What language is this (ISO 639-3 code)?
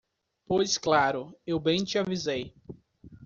por